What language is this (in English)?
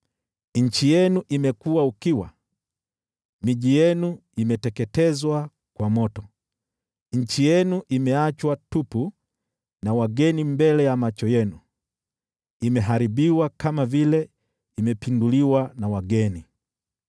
Swahili